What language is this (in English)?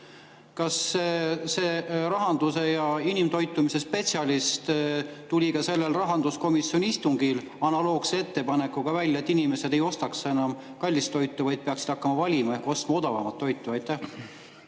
Estonian